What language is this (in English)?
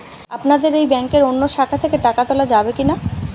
Bangla